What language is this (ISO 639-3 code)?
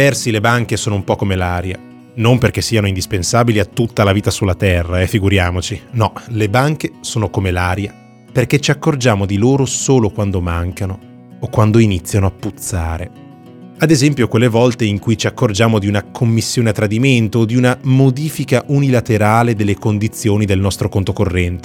ita